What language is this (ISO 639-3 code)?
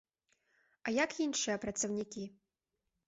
bel